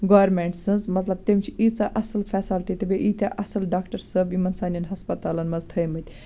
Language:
Kashmiri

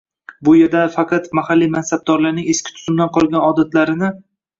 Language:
Uzbek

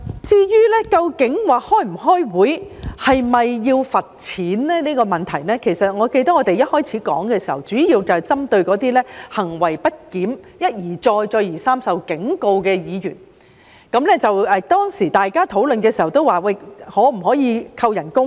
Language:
Cantonese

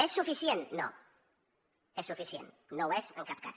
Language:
Catalan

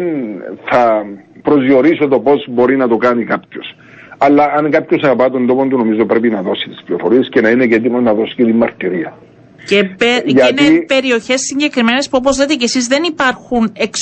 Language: Greek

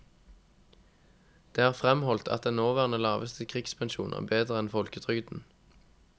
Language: Norwegian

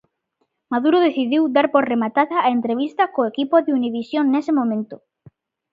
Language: Galician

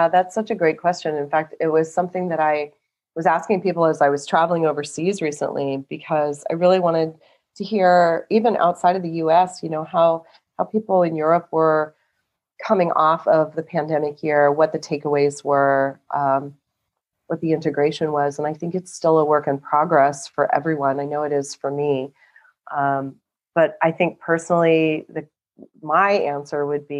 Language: English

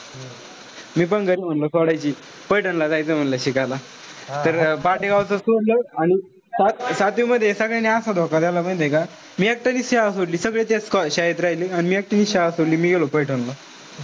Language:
Marathi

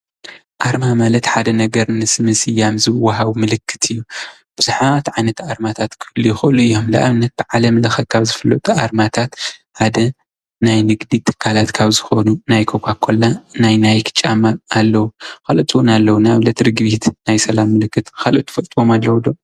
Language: Tigrinya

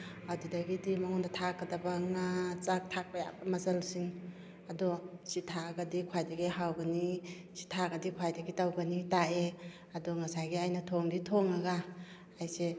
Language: Manipuri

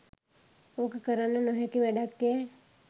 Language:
Sinhala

